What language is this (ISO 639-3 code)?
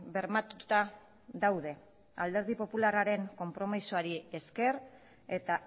eus